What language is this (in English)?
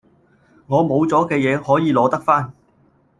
Cantonese